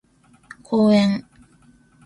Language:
Japanese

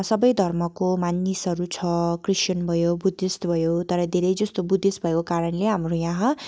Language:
Nepali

